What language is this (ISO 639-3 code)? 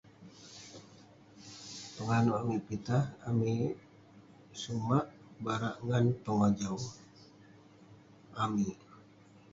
pne